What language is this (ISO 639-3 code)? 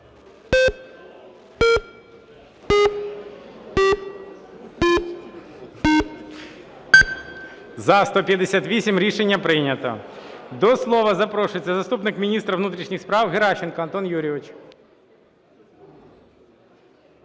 ukr